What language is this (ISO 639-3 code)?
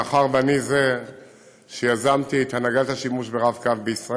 heb